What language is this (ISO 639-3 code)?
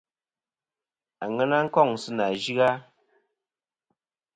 bkm